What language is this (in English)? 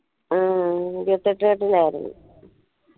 Malayalam